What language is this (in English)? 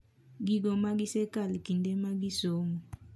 Luo (Kenya and Tanzania)